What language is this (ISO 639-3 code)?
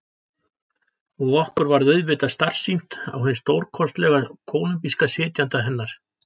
isl